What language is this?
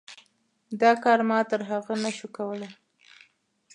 Pashto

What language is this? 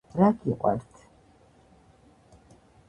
Georgian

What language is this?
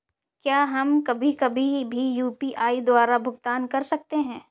Hindi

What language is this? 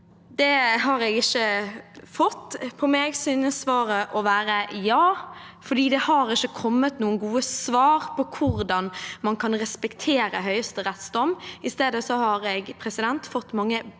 Norwegian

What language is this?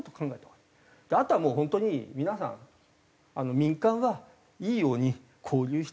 Japanese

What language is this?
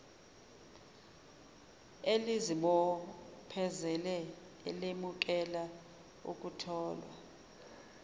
Zulu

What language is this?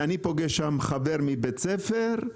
Hebrew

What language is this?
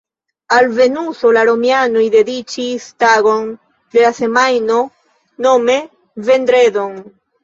Esperanto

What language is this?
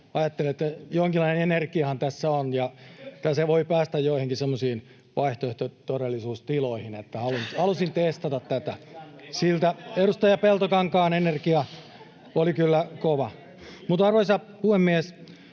Finnish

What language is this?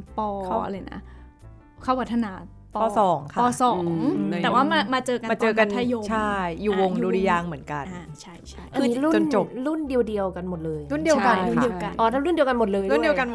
Thai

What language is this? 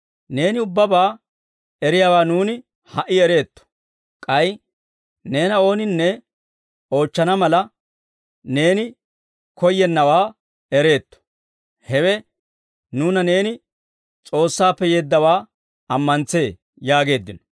Dawro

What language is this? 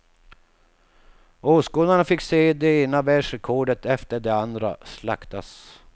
Swedish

